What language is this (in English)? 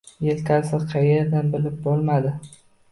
Uzbek